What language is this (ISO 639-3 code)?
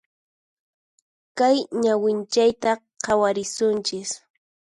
qxp